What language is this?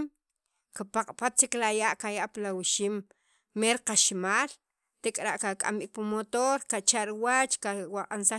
Sacapulteco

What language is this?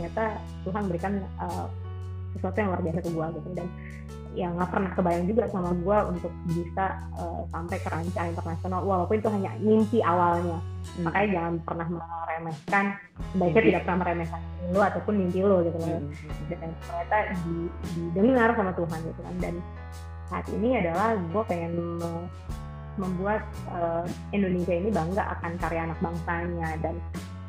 Indonesian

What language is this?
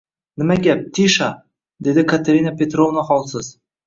Uzbek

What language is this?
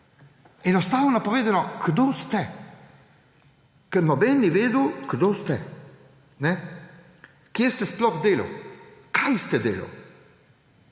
Slovenian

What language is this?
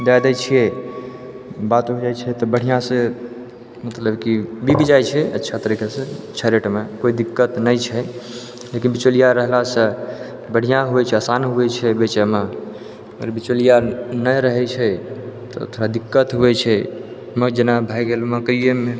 Maithili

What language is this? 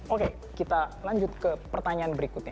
Indonesian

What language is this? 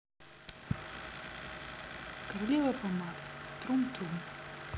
Russian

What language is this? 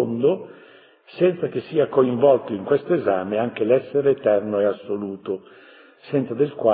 Italian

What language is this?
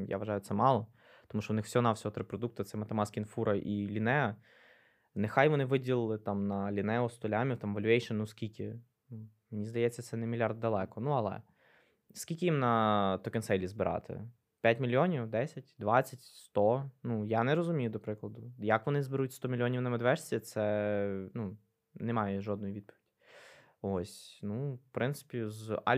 Ukrainian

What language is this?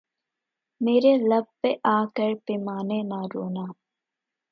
Urdu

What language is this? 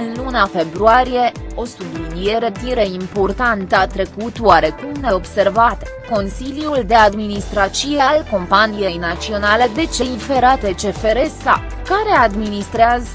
Romanian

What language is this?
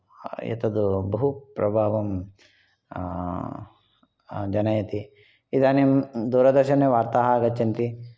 Sanskrit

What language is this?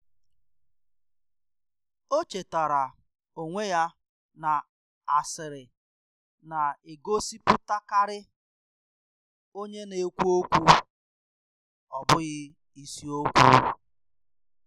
Igbo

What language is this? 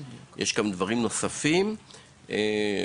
Hebrew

